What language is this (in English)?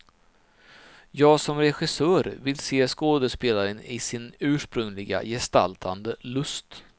Swedish